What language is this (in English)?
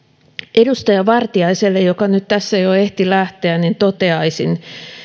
Finnish